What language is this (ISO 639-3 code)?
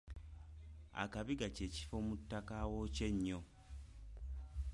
lug